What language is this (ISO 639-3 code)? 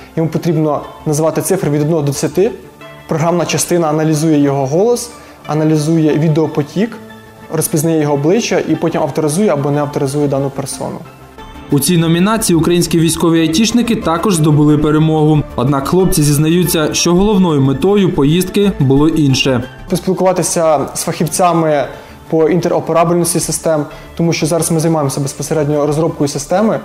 ukr